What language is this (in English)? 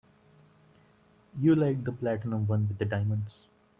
English